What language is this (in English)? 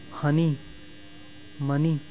Punjabi